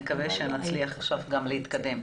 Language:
Hebrew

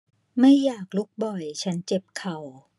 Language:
Thai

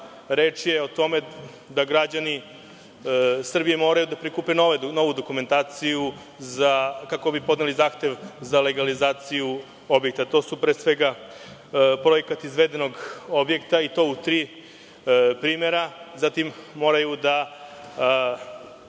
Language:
Serbian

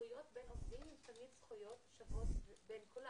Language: Hebrew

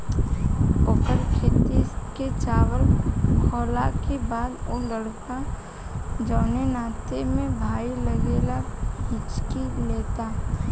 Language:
Bhojpuri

